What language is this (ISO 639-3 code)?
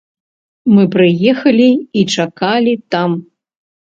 bel